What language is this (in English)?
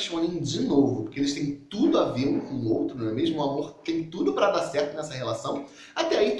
Portuguese